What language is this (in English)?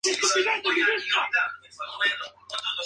Spanish